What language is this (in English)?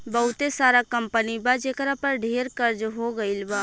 Bhojpuri